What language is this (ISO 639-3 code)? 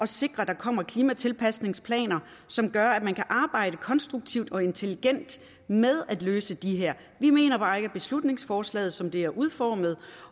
dan